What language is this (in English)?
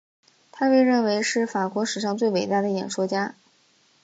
Chinese